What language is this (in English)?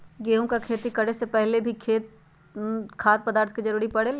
Magahi